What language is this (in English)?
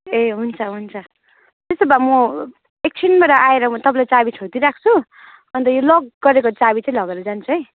Nepali